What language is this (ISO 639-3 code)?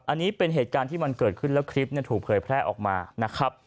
tha